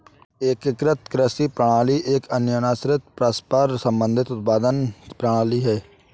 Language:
Hindi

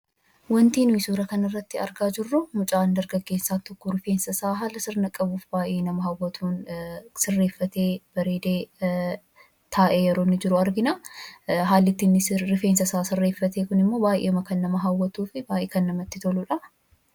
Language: Oromo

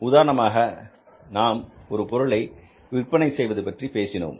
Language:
Tamil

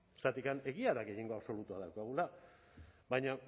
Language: Basque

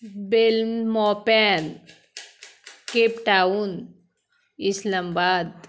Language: Marathi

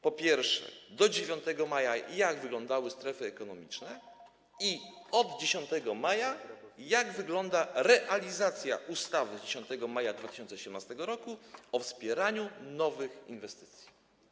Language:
Polish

